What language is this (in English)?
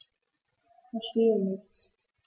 German